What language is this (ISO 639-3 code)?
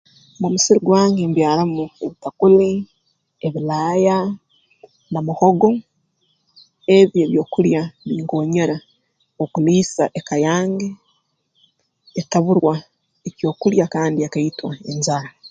ttj